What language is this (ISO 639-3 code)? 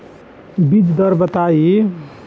bho